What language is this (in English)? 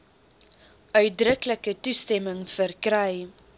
Afrikaans